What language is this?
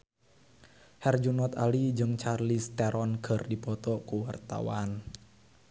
Sundanese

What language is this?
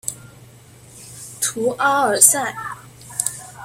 Chinese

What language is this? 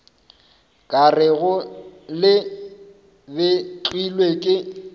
Northern Sotho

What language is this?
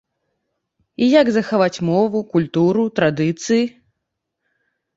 Belarusian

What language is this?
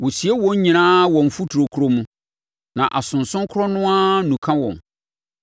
Akan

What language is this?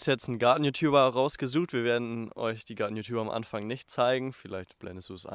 German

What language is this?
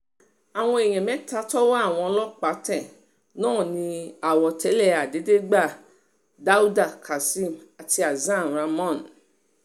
Yoruba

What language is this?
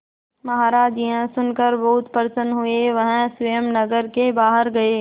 Hindi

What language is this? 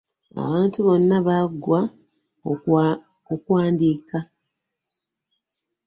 Ganda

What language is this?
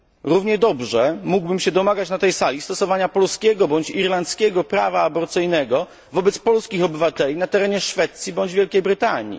Polish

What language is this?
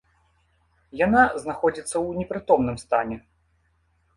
Belarusian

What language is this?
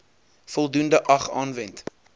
Afrikaans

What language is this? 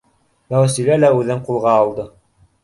Bashkir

